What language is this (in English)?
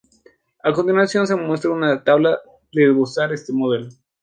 Spanish